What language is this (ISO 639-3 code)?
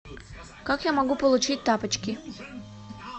rus